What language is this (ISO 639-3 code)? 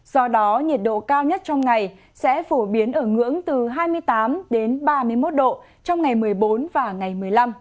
vie